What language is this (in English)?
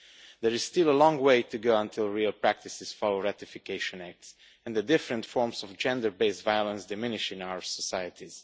English